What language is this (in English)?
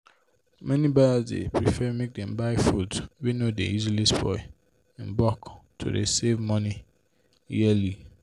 Nigerian Pidgin